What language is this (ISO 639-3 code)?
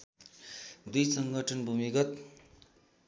nep